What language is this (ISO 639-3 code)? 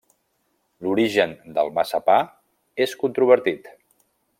cat